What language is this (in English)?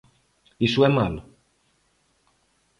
Galician